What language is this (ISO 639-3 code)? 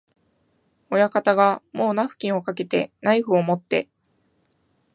jpn